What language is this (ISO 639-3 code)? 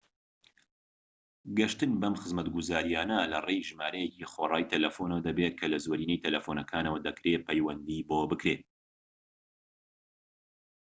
ckb